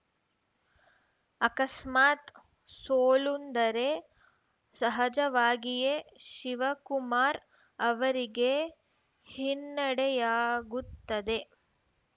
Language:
Kannada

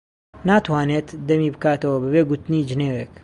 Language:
Central Kurdish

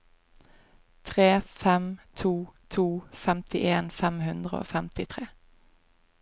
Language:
Norwegian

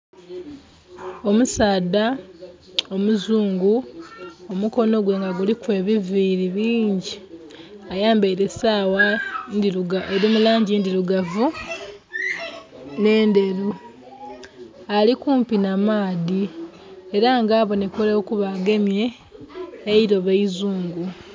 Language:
Soga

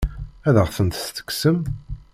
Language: Kabyle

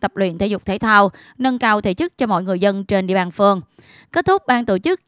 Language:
Vietnamese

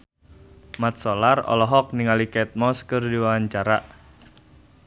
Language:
Sundanese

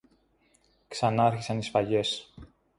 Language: Greek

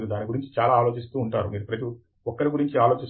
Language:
Telugu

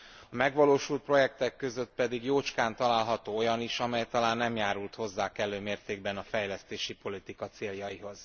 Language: Hungarian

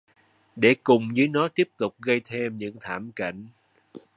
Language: Vietnamese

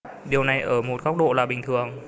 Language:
Vietnamese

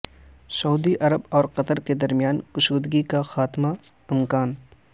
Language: Urdu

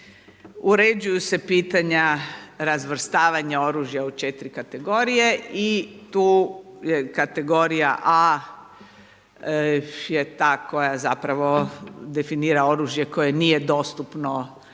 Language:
Croatian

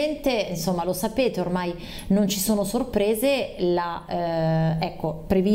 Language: Italian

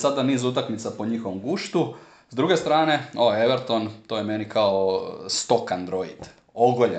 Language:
Croatian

